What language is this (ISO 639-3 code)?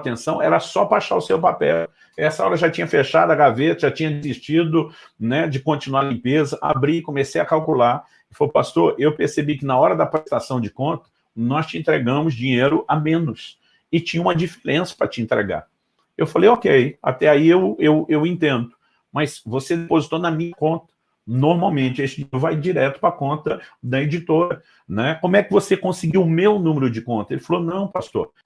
por